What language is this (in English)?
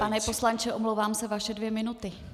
Czech